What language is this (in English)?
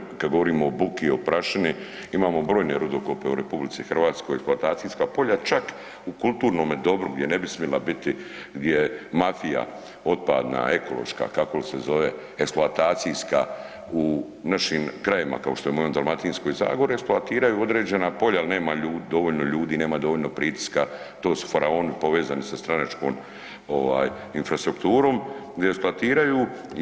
Croatian